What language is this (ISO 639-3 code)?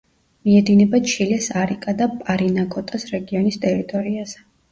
kat